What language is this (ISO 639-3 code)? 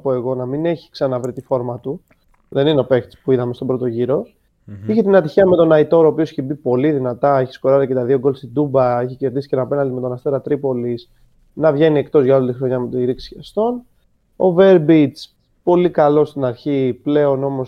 ell